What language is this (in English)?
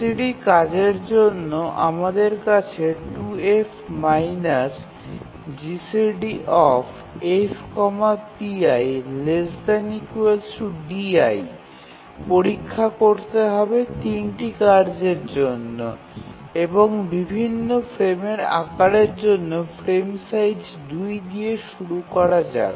Bangla